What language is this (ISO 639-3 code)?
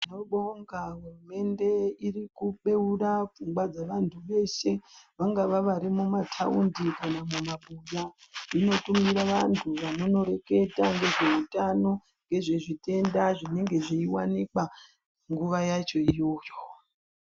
ndc